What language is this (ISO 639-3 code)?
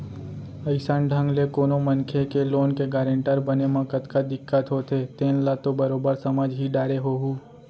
hne